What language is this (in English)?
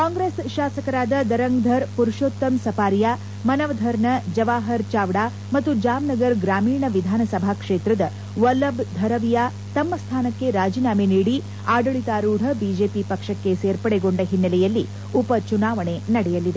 Kannada